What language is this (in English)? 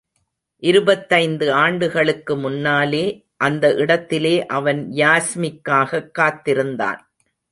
Tamil